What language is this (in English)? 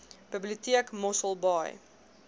Afrikaans